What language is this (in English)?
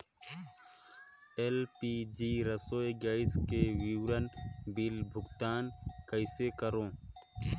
Chhattisgarhi